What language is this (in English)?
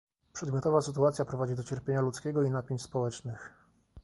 Polish